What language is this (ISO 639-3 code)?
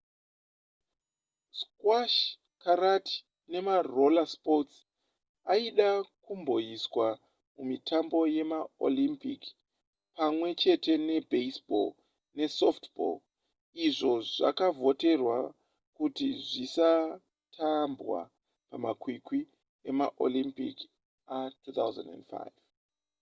sna